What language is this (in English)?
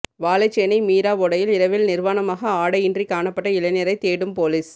Tamil